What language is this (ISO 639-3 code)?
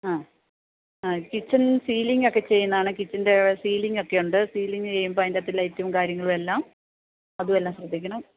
mal